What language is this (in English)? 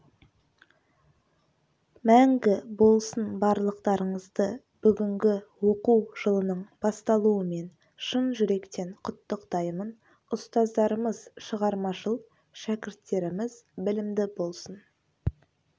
Kazakh